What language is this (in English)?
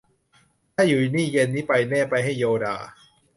Thai